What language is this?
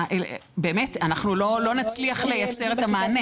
Hebrew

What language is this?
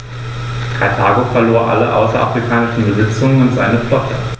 German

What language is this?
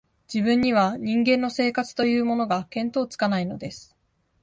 Japanese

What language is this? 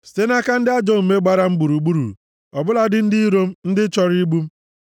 Igbo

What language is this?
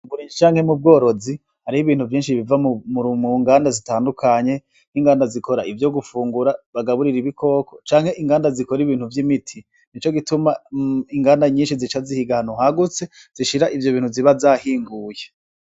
Rundi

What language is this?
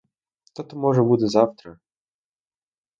Ukrainian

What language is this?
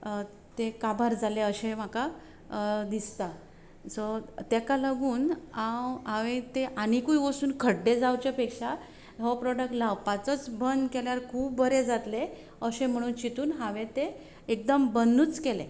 Konkani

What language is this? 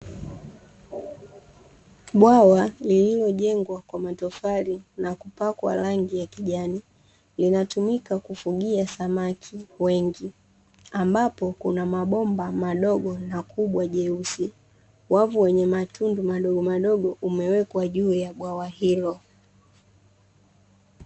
Swahili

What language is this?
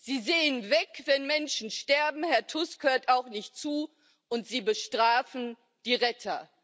German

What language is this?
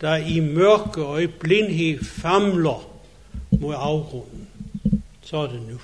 Danish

